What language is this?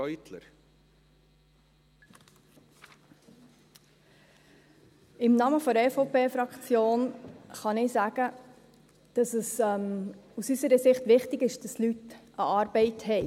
Swiss German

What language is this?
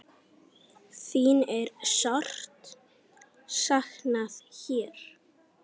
Icelandic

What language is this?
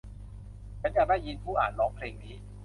Thai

